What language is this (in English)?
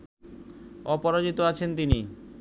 Bangla